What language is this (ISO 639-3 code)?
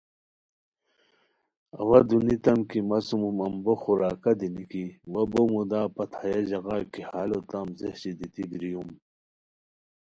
khw